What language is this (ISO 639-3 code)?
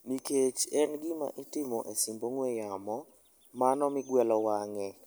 luo